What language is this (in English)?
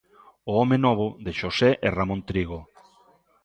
Galician